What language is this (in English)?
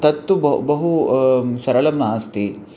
Sanskrit